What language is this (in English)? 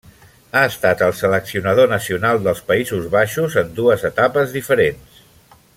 Catalan